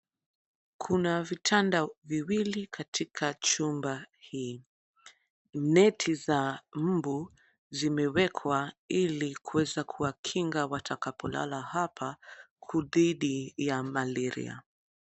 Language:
Swahili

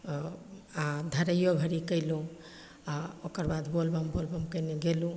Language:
Maithili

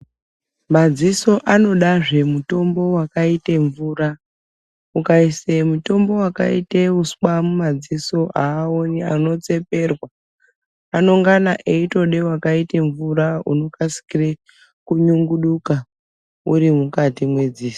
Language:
Ndau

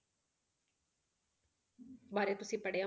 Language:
Punjabi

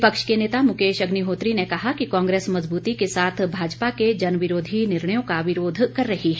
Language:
Hindi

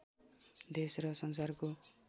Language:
Nepali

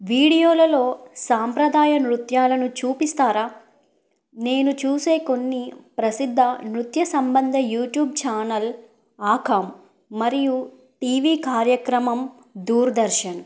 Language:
Telugu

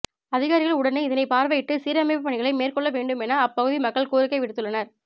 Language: Tamil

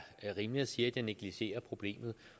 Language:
Danish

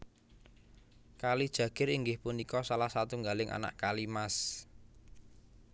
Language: Javanese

